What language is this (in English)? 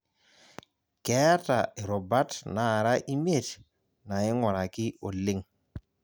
Masai